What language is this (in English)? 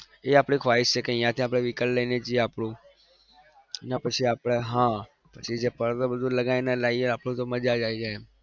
Gujarati